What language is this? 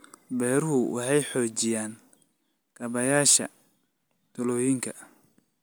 Somali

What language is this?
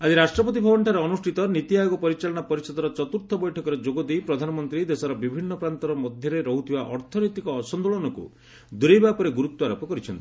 Odia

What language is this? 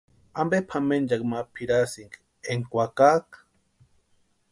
Western Highland Purepecha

